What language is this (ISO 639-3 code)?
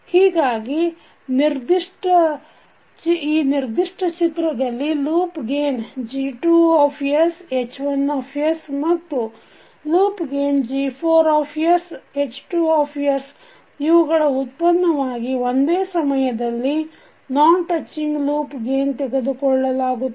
kan